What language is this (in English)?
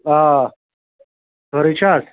Kashmiri